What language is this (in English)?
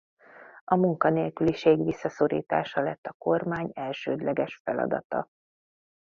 Hungarian